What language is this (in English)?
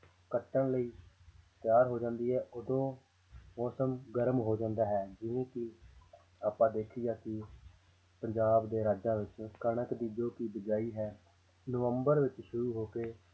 Punjabi